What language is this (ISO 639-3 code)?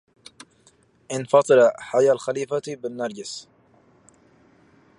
ara